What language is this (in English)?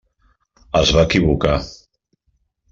Catalan